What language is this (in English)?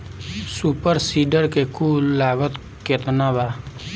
Bhojpuri